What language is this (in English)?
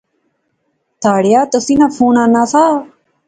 Pahari-Potwari